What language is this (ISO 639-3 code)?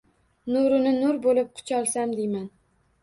uzb